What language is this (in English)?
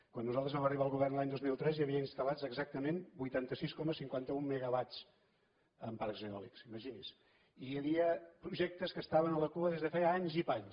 Catalan